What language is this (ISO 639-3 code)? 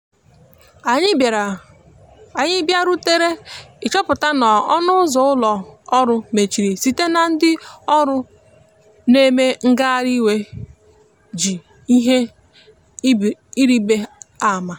ibo